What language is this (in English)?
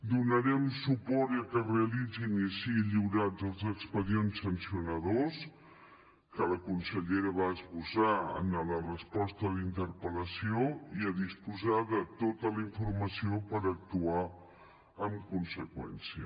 Catalan